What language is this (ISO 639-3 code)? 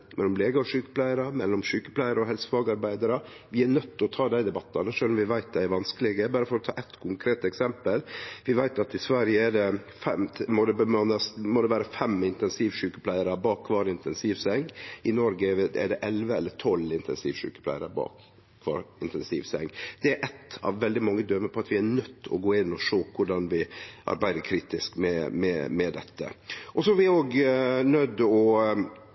nno